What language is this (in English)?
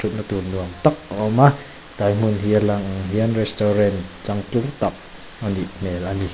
Mizo